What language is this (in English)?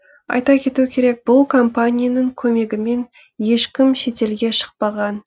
Kazakh